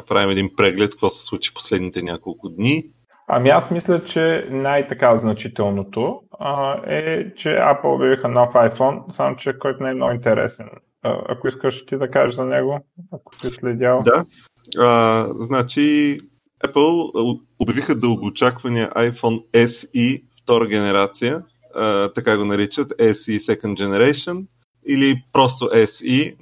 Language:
Bulgarian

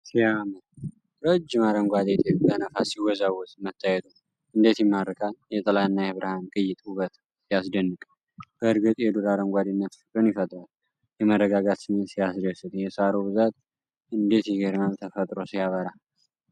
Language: Amharic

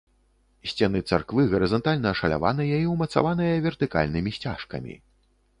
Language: Belarusian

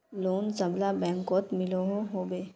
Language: Magahi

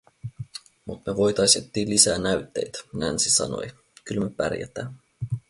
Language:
Finnish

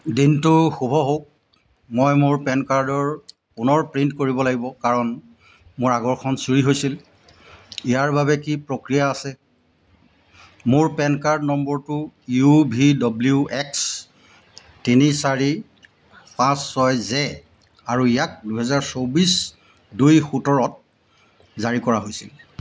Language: Assamese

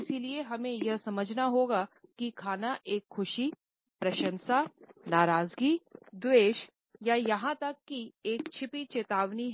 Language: Hindi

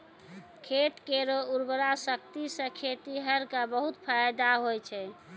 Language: Maithili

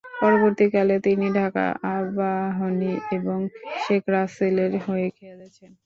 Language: Bangla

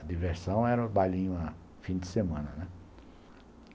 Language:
Portuguese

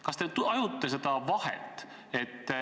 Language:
Estonian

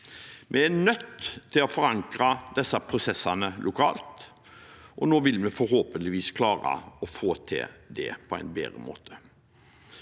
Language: Norwegian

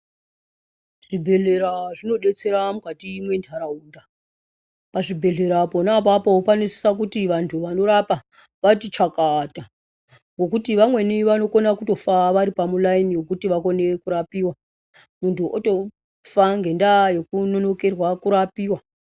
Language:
Ndau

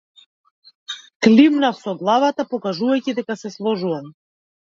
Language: Macedonian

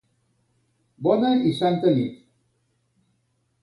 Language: Catalan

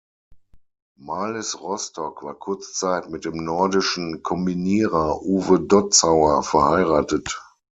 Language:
German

